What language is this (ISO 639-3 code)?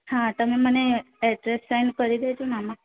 guj